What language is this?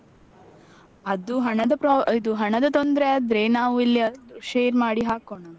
Kannada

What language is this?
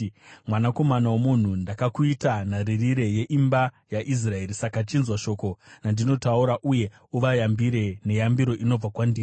Shona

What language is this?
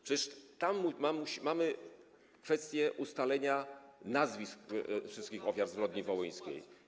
Polish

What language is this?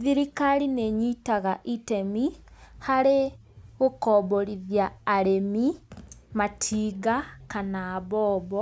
Kikuyu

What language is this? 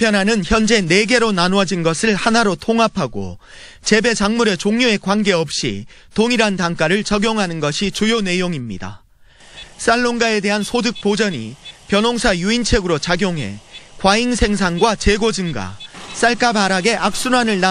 Korean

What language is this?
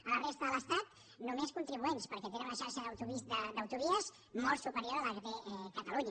Catalan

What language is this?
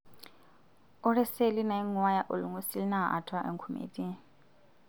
Masai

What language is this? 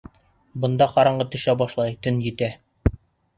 Bashkir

